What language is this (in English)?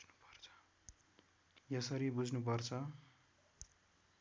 Nepali